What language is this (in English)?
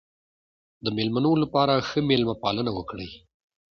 Pashto